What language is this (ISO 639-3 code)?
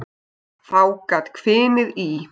isl